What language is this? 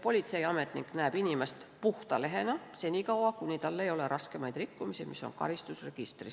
Estonian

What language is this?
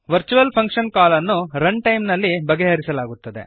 Kannada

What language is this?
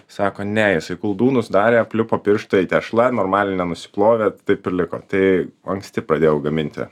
Lithuanian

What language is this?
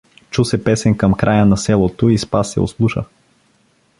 Bulgarian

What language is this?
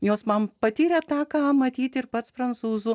Lithuanian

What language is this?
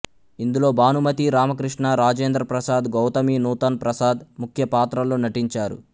Telugu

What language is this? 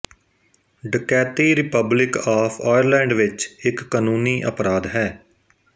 Punjabi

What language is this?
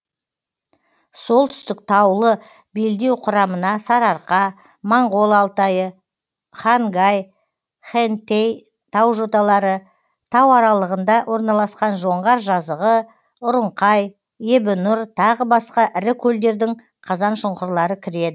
Kazakh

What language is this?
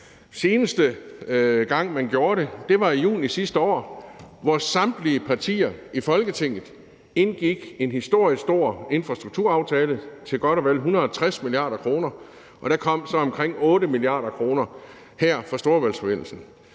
Danish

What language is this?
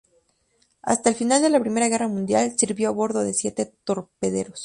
Spanish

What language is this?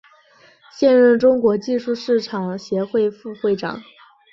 Chinese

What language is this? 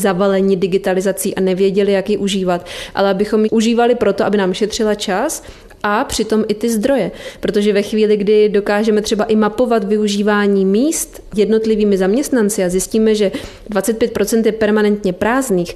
Czech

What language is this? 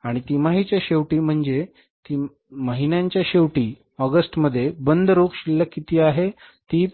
Marathi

